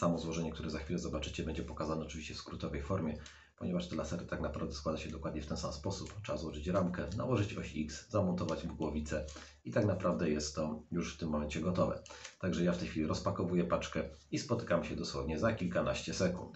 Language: Polish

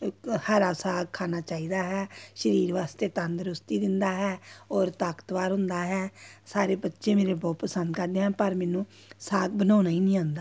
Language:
Punjabi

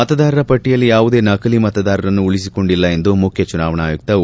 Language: Kannada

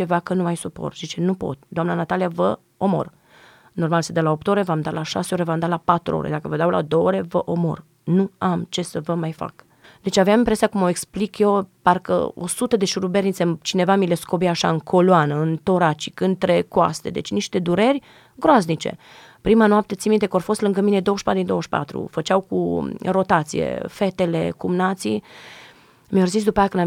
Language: Romanian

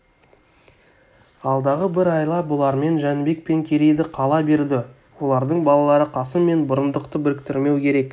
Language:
Kazakh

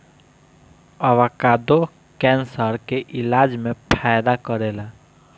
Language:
Bhojpuri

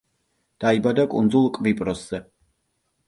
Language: Georgian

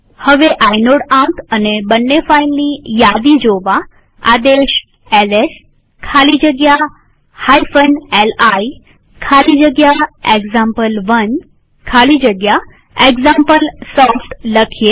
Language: Gujarati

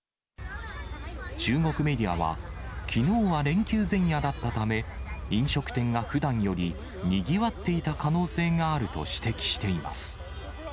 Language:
Japanese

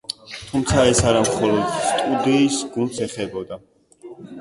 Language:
Georgian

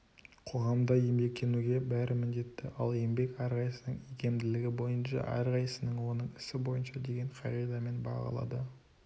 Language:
Kazakh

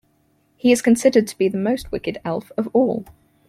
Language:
English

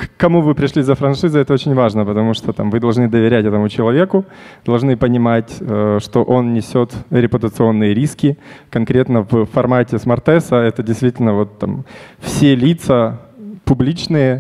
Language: Russian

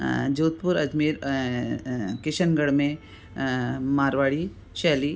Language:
Sindhi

